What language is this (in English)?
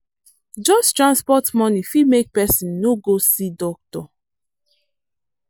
Nigerian Pidgin